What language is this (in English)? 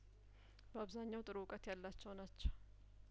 Amharic